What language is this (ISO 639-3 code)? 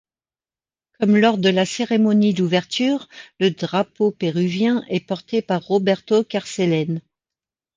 fra